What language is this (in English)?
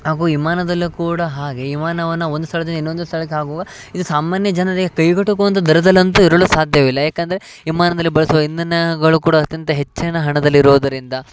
Kannada